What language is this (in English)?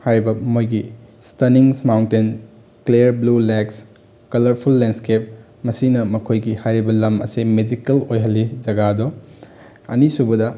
Manipuri